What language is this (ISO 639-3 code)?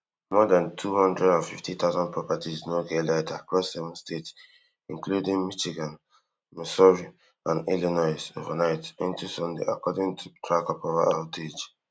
pcm